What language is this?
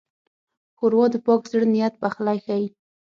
Pashto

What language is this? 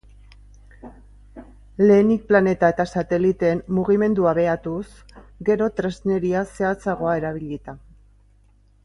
Basque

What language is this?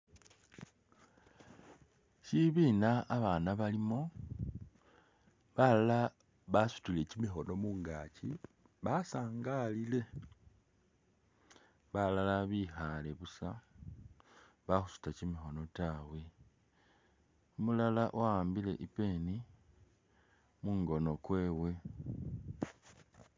Masaaba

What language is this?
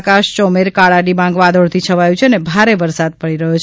Gujarati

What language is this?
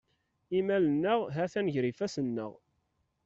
Kabyle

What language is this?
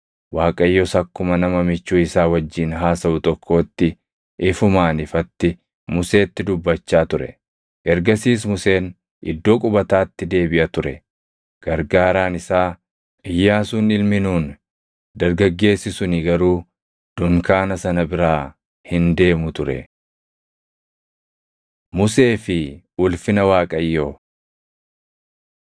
Oromo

